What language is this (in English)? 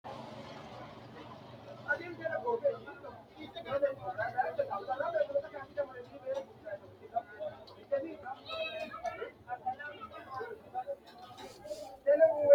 Sidamo